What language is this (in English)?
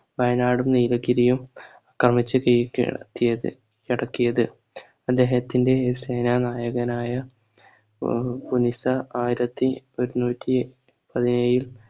Malayalam